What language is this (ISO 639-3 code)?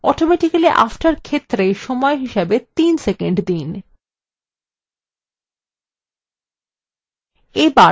ben